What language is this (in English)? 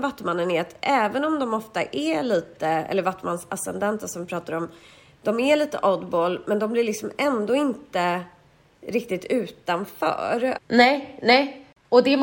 Swedish